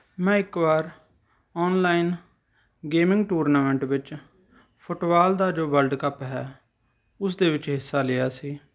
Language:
Punjabi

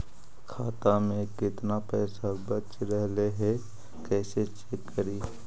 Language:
Magahi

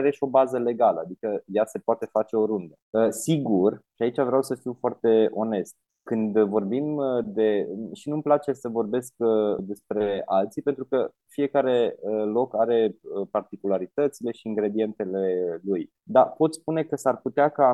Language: Romanian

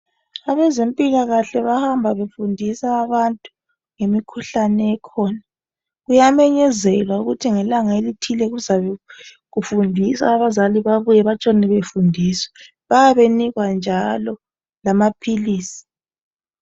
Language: North Ndebele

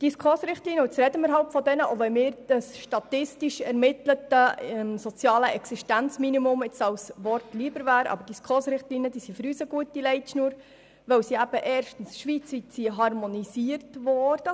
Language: Swiss German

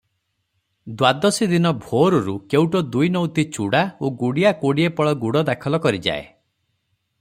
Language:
Odia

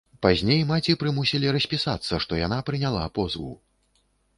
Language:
Belarusian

